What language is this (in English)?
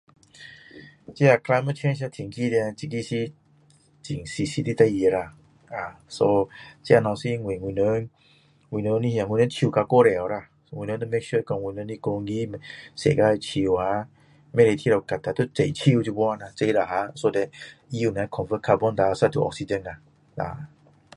Min Dong Chinese